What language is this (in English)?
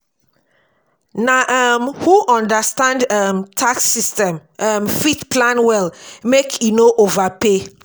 Nigerian Pidgin